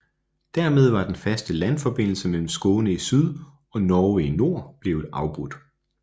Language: Danish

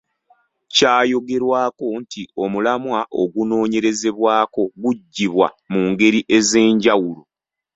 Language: Ganda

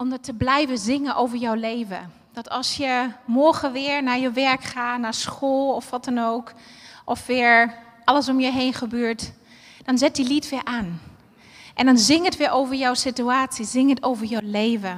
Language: Dutch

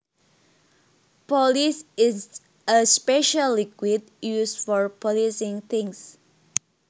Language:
Javanese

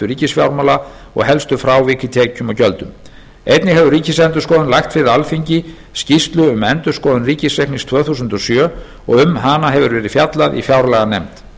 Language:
Icelandic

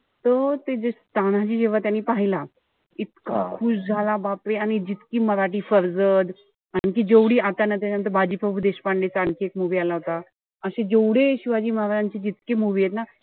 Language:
Marathi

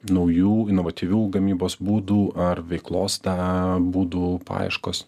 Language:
Lithuanian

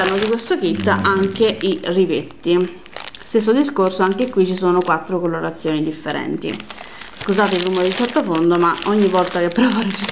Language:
Italian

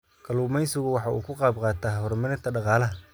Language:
Somali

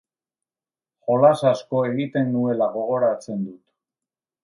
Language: Basque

